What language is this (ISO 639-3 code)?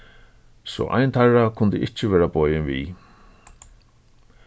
fao